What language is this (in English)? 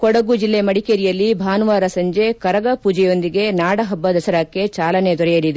Kannada